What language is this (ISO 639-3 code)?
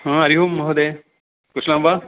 san